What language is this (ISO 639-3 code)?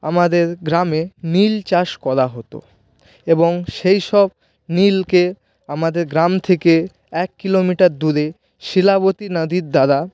ben